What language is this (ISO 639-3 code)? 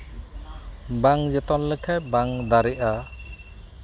sat